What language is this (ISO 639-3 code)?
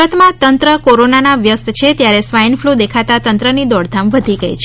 guj